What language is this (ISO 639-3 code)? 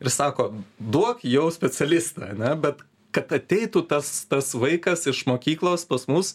lit